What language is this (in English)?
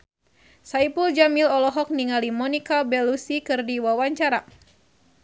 Sundanese